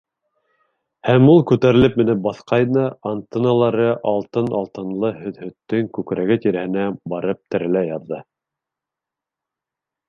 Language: Bashkir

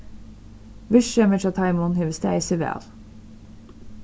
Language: Faroese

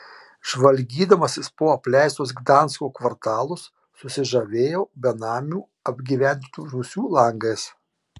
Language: Lithuanian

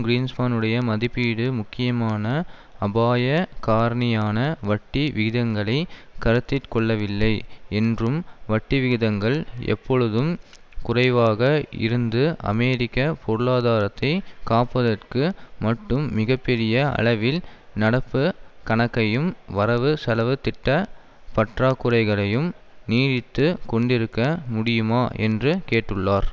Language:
Tamil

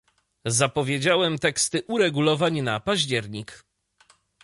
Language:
Polish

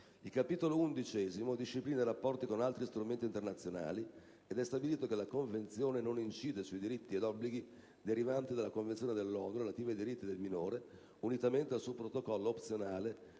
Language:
Italian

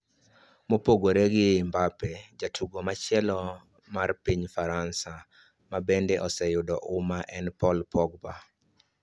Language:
Luo (Kenya and Tanzania)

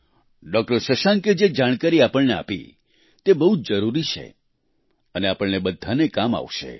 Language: Gujarati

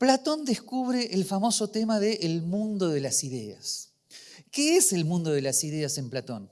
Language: Spanish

